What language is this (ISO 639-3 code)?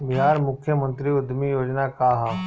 bho